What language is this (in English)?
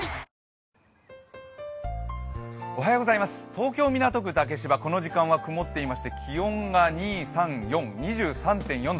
Japanese